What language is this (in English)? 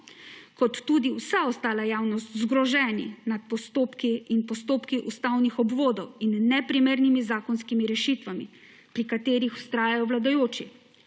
Slovenian